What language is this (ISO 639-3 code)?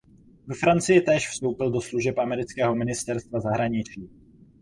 ces